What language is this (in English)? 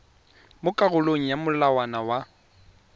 Tswana